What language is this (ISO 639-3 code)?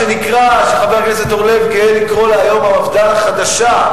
heb